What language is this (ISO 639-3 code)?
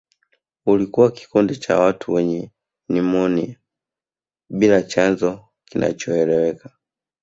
swa